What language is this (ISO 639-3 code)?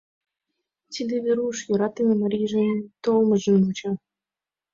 chm